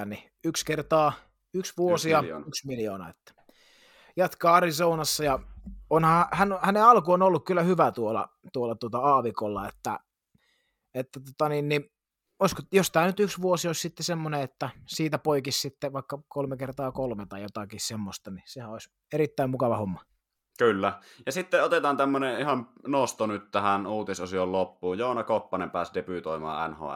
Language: Finnish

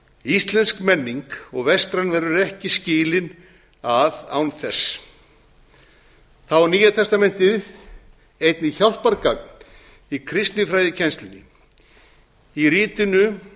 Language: Icelandic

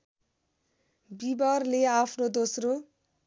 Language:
Nepali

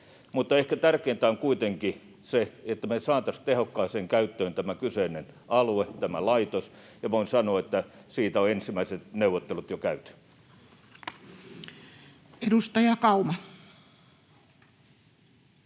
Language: Finnish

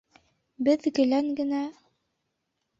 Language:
Bashkir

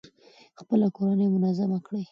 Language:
Pashto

